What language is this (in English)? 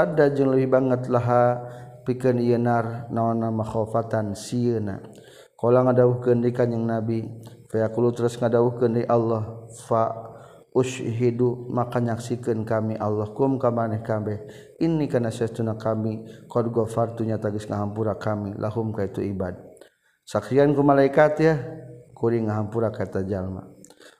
Malay